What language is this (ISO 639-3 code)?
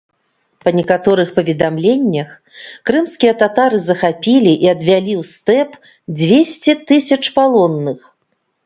bel